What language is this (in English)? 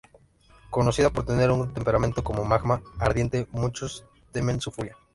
Spanish